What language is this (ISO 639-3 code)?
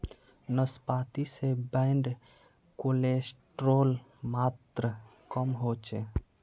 mag